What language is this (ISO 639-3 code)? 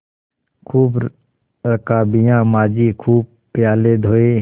hin